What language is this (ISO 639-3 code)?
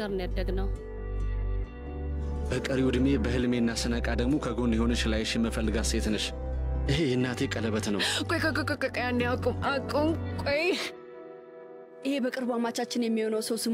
ara